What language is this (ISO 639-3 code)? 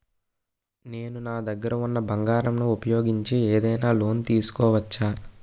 tel